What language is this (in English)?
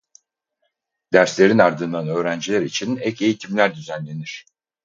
Turkish